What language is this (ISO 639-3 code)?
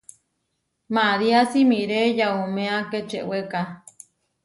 var